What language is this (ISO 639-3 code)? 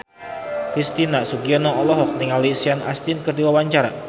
sun